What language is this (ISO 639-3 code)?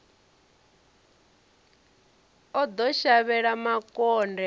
ven